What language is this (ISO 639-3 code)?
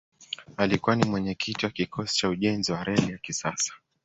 swa